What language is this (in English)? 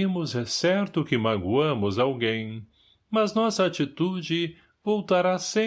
Portuguese